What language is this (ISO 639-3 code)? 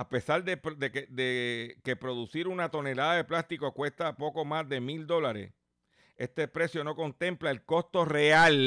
spa